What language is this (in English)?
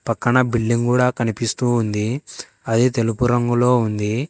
Telugu